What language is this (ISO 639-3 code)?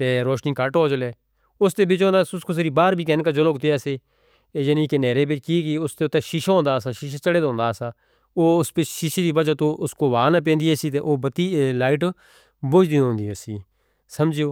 hno